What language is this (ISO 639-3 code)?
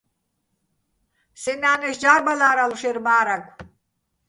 bbl